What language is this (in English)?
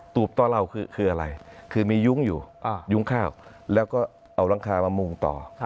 Thai